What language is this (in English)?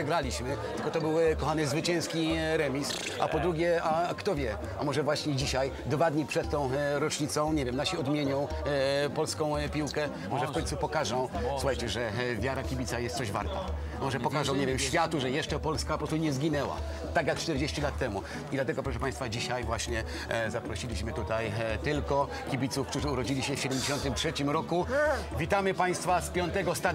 Polish